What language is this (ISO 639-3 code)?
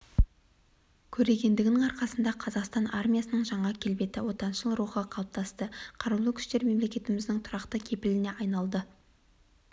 kaz